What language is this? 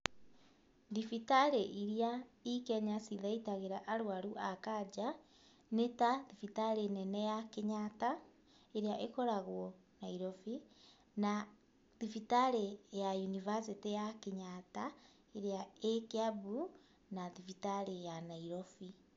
Kikuyu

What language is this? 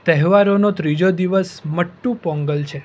Gujarati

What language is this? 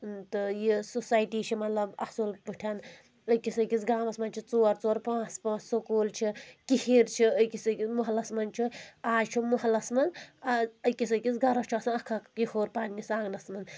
Kashmiri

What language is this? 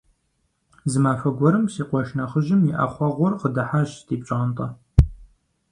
Kabardian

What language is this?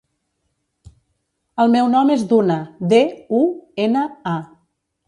Catalan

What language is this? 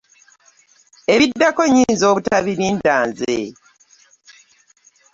Ganda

